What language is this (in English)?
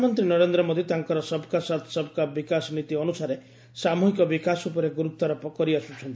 Odia